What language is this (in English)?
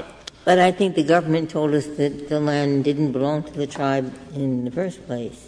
English